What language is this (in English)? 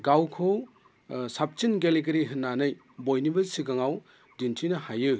Bodo